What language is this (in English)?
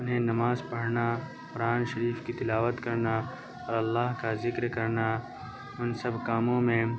Urdu